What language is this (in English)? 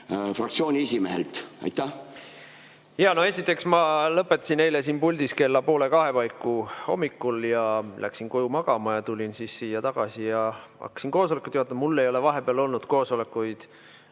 Estonian